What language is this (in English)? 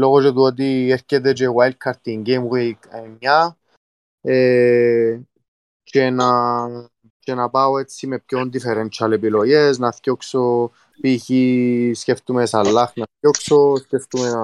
Greek